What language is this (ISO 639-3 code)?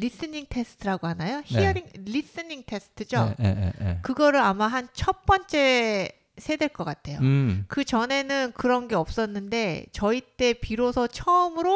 kor